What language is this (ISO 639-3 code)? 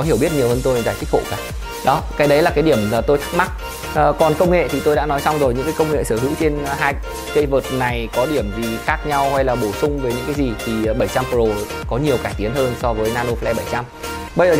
vie